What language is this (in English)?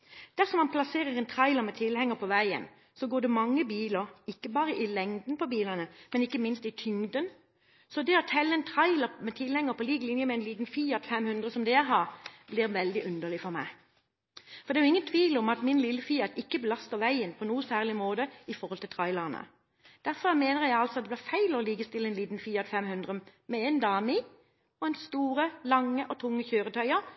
Norwegian Bokmål